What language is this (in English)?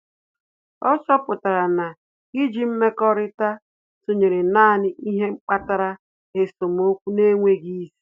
Igbo